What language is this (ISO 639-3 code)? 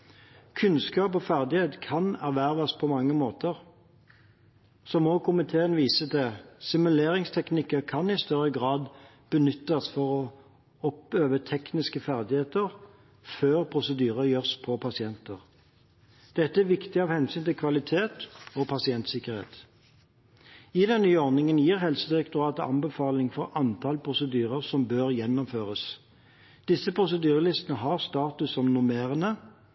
nob